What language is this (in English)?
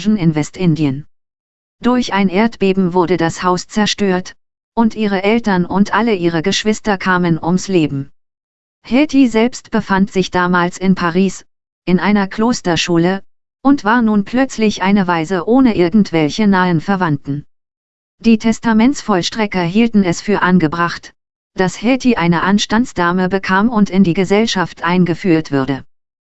German